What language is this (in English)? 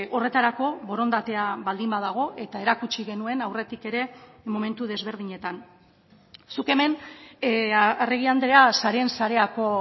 Basque